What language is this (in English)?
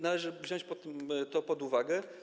Polish